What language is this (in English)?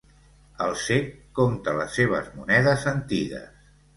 Catalan